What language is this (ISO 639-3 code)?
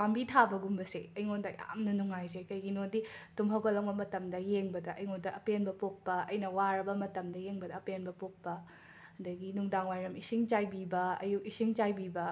mni